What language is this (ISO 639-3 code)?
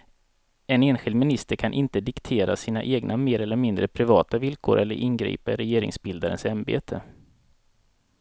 swe